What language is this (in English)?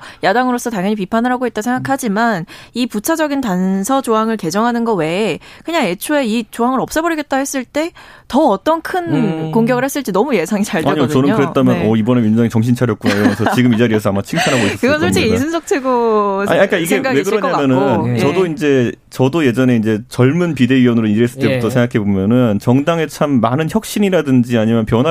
Korean